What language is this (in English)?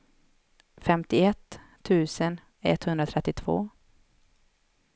Swedish